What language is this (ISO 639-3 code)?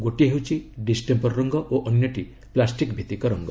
ori